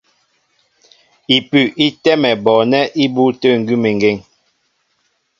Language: Mbo (Cameroon)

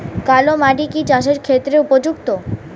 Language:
Bangla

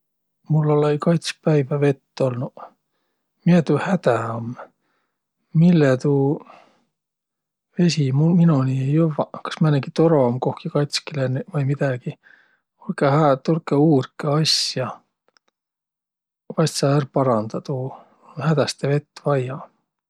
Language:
Võro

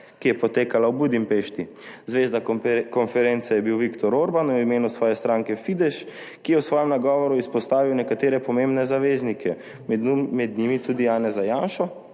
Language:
Slovenian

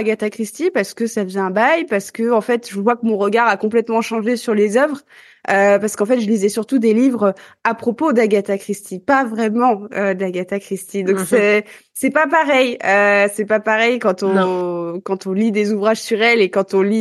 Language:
French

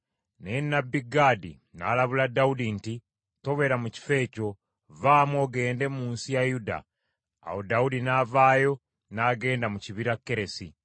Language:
Ganda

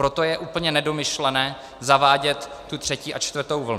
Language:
Czech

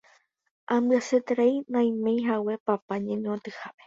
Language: Guarani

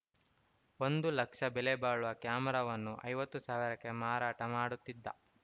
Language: Kannada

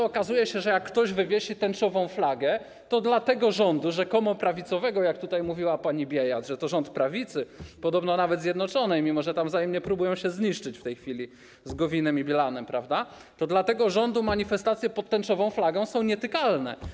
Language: Polish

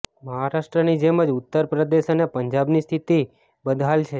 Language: Gujarati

